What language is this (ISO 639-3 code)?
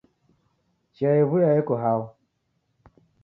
dav